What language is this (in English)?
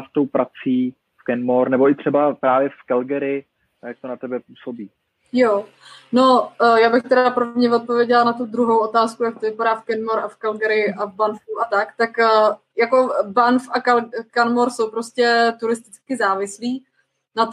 Czech